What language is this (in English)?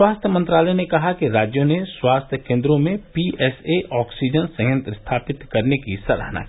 Hindi